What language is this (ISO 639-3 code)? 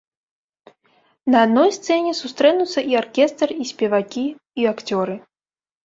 bel